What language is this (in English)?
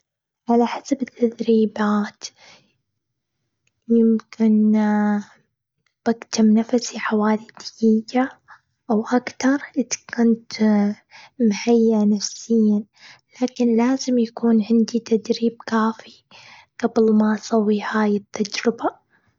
Gulf Arabic